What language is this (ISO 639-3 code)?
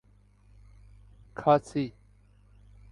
urd